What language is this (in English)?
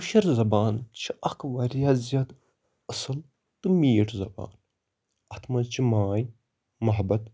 Kashmiri